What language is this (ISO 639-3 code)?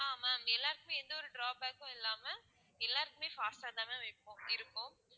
tam